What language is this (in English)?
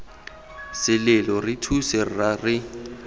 Tswana